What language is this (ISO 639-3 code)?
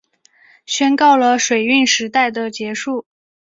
zho